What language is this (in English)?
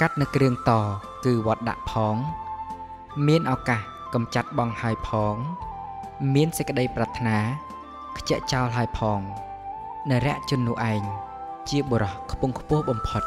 Thai